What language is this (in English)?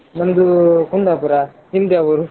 Kannada